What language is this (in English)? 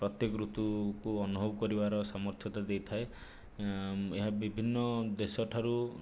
Odia